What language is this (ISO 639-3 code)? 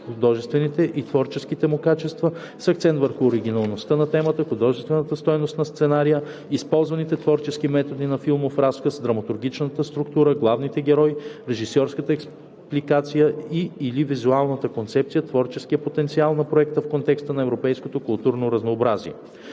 bul